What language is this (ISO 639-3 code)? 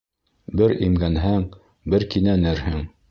bak